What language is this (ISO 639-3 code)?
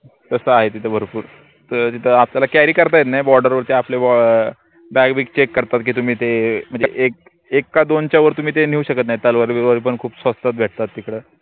mar